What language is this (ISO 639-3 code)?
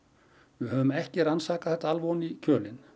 isl